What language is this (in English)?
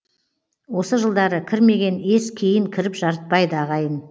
Kazakh